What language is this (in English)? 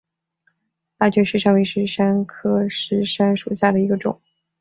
Chinese